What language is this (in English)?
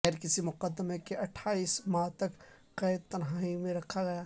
Urdu